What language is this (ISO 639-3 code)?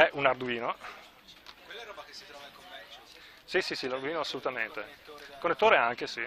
ita